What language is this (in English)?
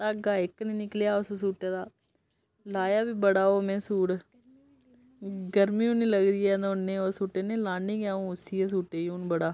Dogri